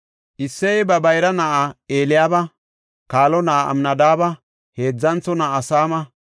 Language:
Gofa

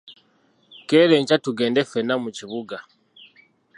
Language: Ganda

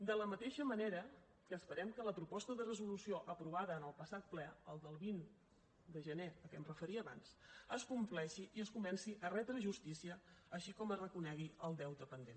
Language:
Catalan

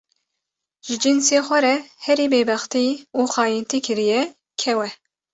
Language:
Kurdish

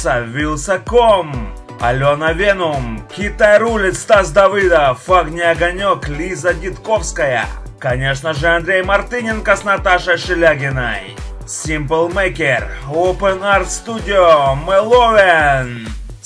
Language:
Russian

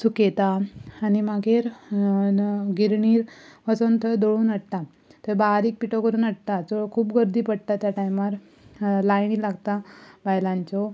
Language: Konkani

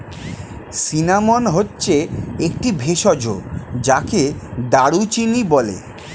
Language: Bangla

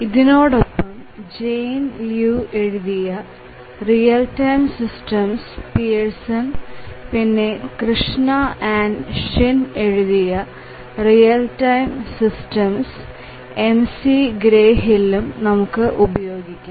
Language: Malayalam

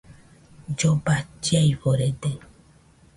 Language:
Nüpode Huitoto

